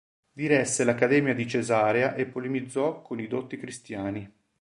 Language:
Italian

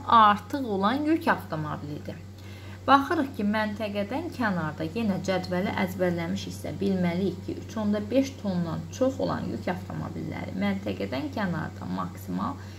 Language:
Turkish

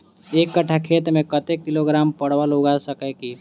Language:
Maithili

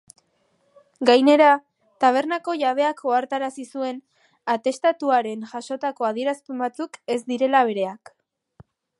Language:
Basque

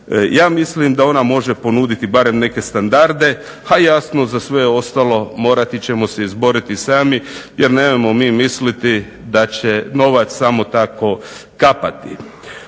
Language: Croatian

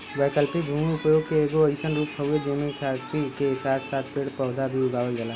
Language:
Bhojpuri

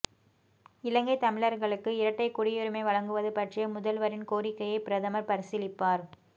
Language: Tamil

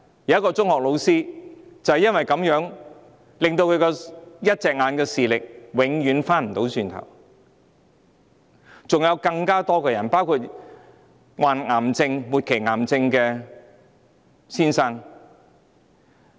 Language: Cantonese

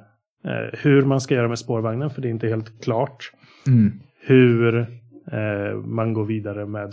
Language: Swedish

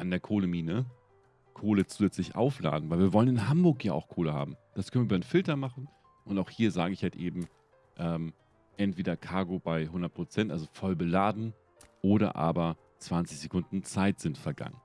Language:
German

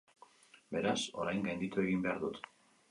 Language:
Basque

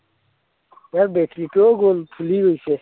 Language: Assamese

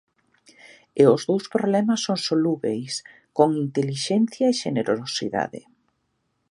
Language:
Galician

